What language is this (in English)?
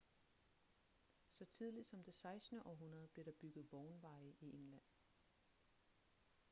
Danish